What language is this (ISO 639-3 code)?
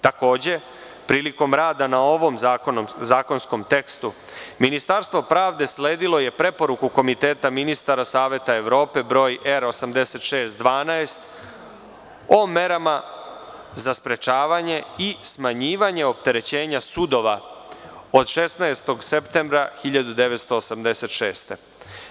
srp